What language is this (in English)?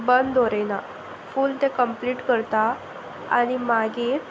Konkani